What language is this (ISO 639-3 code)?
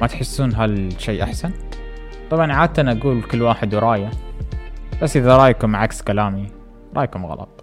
ara